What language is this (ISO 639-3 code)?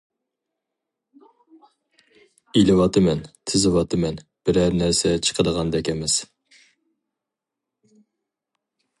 uig